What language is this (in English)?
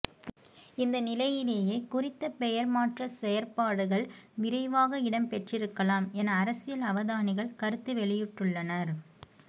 Tamil